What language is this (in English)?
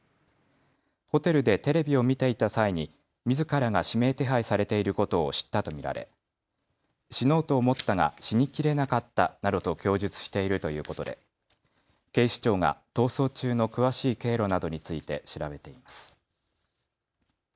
Japanese